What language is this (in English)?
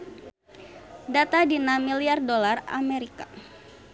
Sundanese